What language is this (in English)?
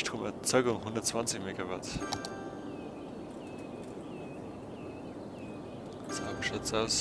German